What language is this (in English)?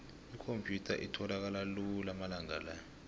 South Ndebele